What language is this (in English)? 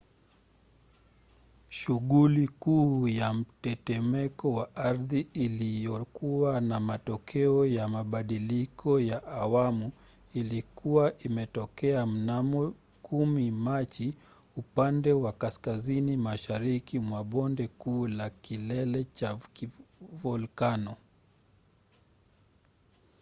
Swahili